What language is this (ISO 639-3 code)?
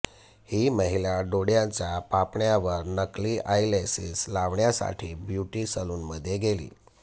mar